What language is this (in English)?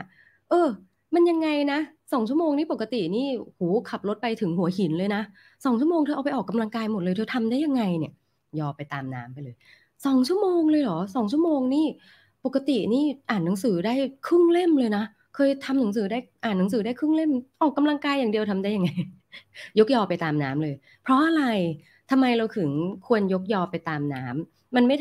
Thai